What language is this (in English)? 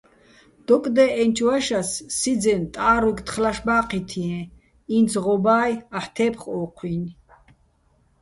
Bats